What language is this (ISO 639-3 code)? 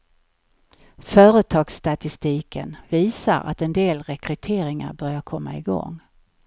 swe